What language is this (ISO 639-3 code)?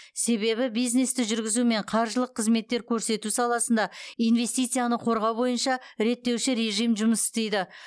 kaz